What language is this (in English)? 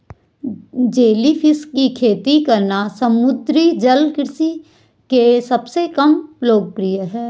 Hindi